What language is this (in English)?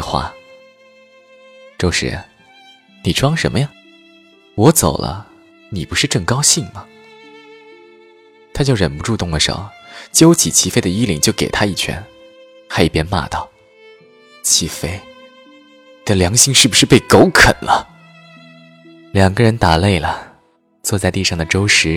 Chinese